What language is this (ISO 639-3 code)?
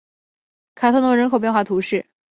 zho